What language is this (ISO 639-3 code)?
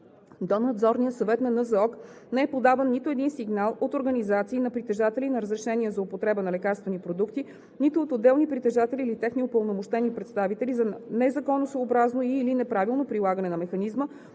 bul